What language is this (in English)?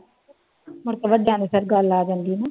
Punjabi